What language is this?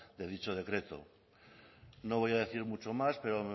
Spanish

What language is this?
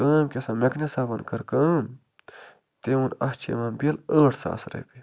Kashmiri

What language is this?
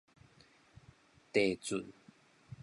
Min Nan Chinese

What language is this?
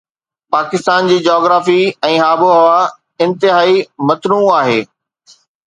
Sindhi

